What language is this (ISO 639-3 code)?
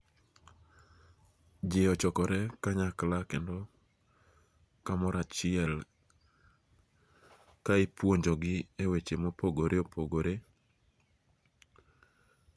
luo